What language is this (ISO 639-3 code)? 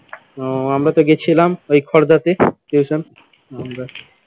ben